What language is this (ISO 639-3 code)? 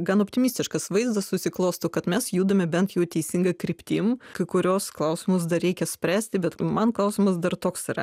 lit